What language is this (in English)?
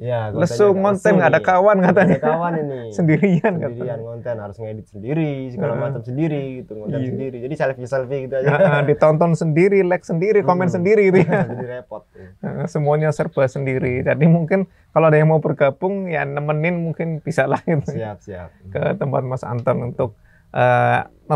Indonesian